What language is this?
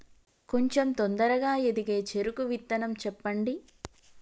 Telugu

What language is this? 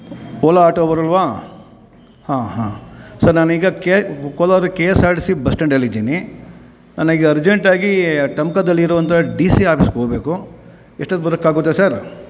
Kannada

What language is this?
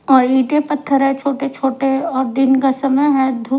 Hindi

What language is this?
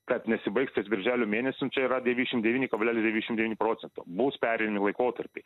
Lithuanian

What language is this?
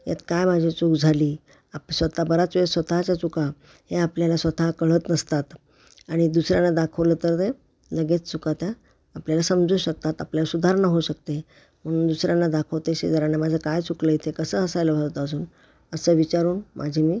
Marathi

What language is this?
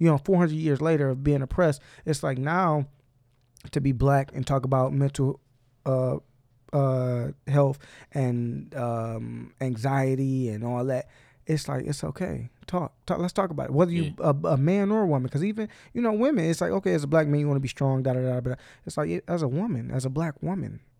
English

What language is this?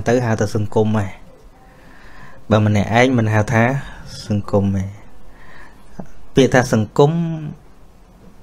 Vietnamese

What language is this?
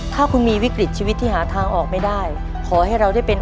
Thai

